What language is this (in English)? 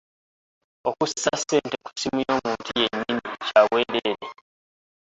Ganda